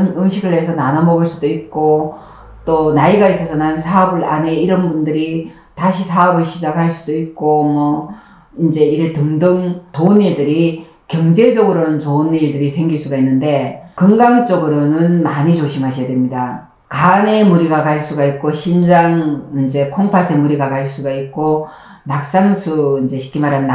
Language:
Korean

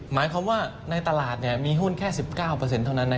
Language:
Thai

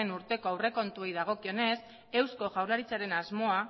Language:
Basque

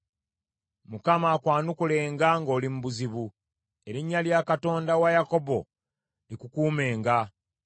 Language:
Ganda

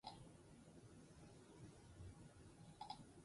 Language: Basque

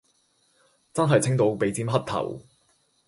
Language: Cantonese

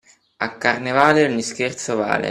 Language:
Italian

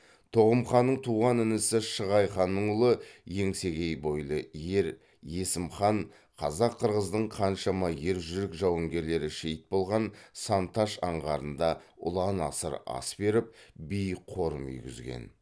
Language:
Kazakh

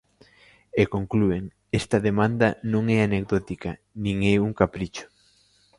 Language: Galician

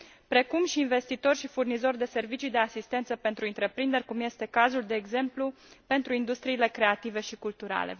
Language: Romanian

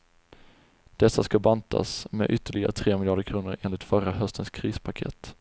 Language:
Swedish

